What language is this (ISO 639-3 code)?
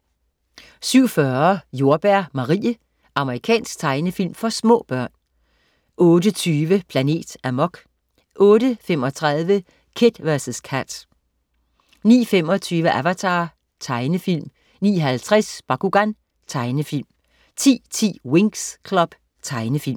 dan